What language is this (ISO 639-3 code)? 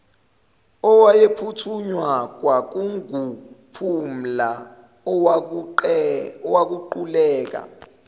zul